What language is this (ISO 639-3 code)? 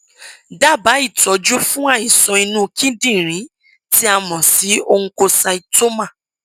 yor